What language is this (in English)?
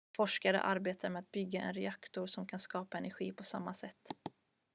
Swedish